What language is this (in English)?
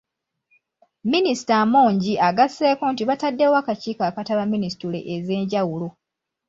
Ganda